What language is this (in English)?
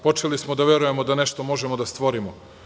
Serbian